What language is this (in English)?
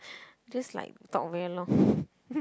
English